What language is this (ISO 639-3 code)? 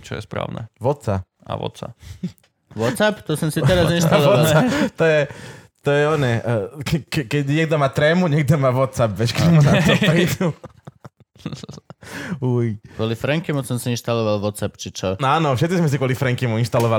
slk